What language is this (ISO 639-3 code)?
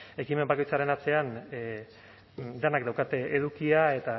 eus